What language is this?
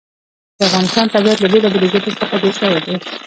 Pashto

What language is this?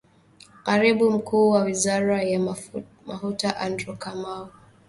Swahili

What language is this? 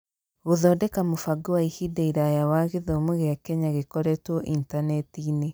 Kikuyu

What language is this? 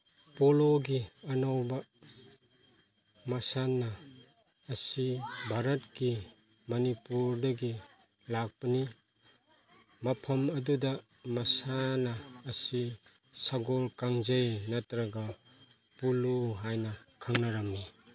Manipuri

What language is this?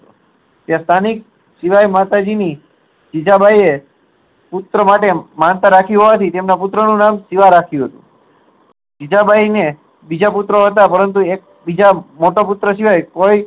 Gujarati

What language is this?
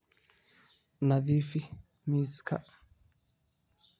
Somali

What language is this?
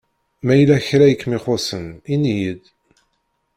Kabyle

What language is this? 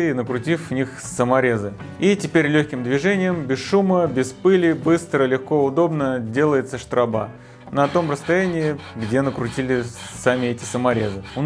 Russian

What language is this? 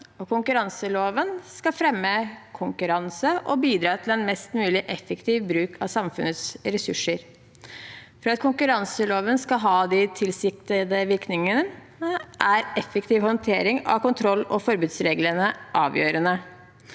Norwegian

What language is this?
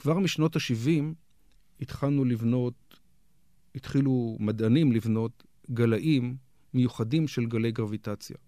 Hebrew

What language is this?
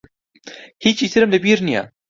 Central Kurdish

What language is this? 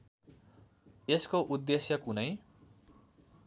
Nepali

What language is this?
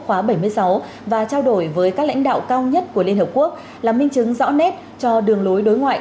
Vietnamese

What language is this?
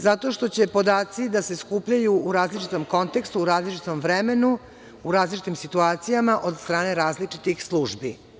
Serbian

